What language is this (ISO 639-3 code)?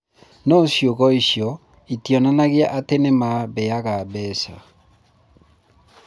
kik